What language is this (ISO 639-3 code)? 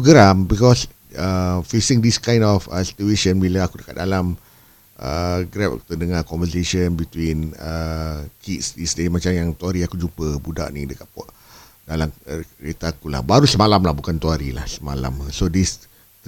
msa